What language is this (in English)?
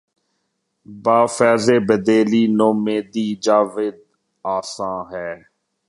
Urdu